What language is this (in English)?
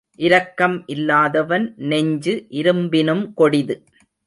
Tamil